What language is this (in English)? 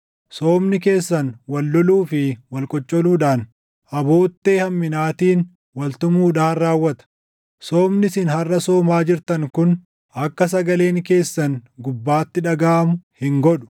Oromo